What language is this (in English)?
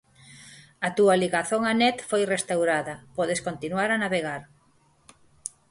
Galician